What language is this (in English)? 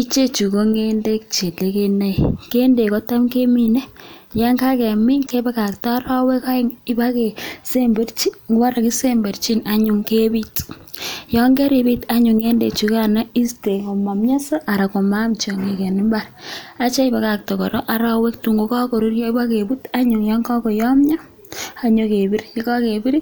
Kalenjin